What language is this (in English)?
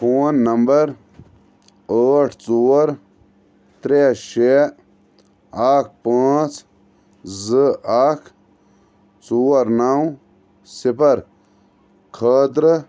Kashmiri